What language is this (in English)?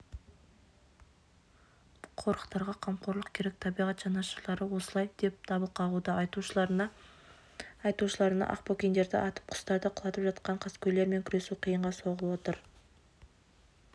Kazakh